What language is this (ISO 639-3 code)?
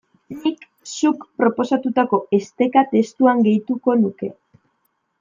eus